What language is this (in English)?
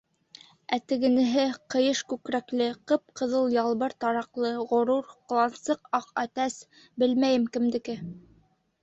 Bashkir